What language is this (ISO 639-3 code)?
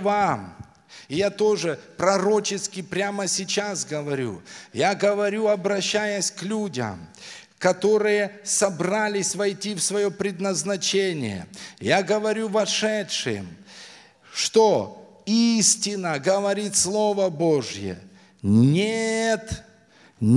rus